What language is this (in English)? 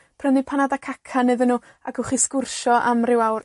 Welsh